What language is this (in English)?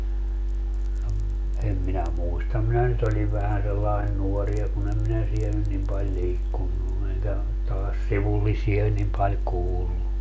Finnish